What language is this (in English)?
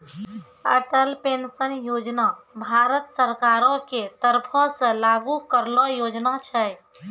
Maithili